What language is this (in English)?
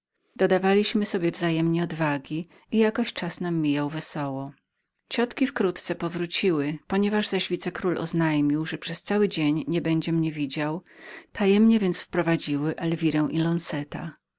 Polish